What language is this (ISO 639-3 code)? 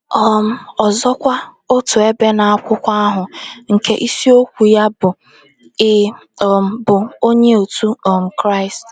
ibo